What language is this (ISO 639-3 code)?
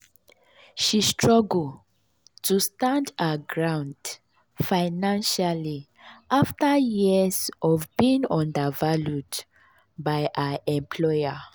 pcm